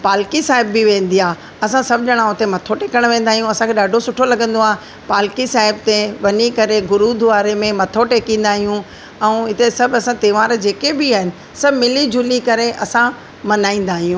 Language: Sindhi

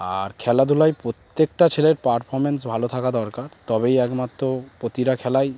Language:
Bangla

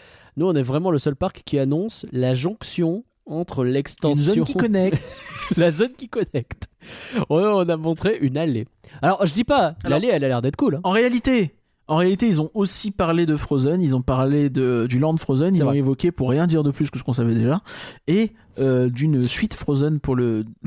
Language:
French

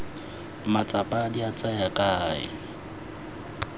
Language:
Tswana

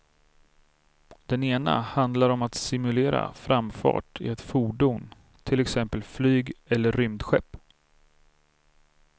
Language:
Swedish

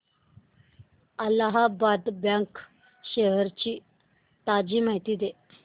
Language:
Marathi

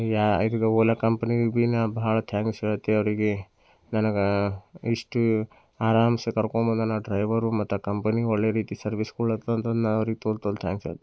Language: Kannada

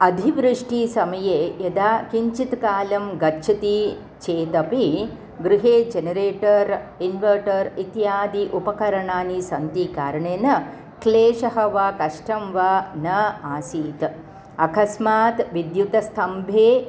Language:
Sanskrit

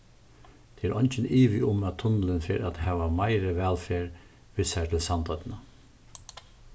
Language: Faroese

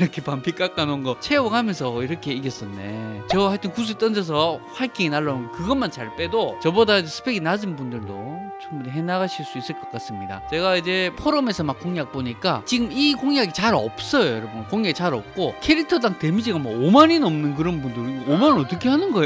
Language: Korean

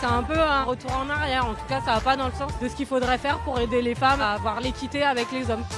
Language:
French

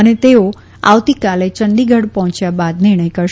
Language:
Gujarati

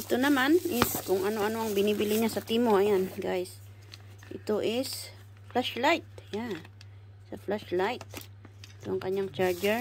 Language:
Filipino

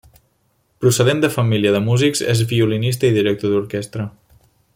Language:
Catalan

